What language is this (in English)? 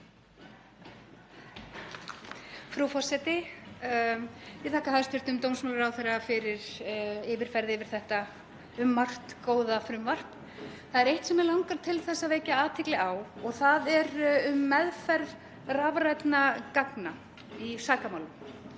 Icelandic